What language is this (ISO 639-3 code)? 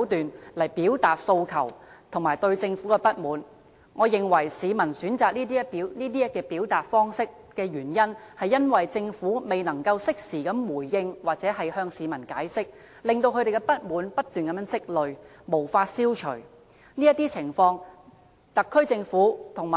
yue